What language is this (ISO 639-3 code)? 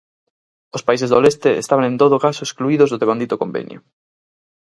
glg